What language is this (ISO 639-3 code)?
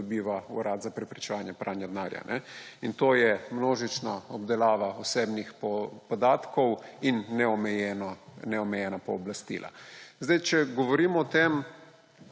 slv